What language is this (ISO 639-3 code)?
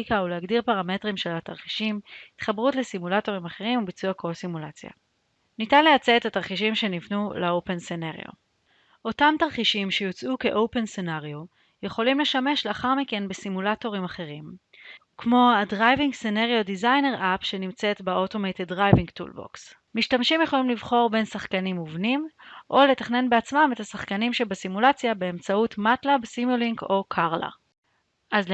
heb